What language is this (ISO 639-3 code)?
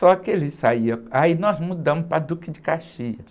por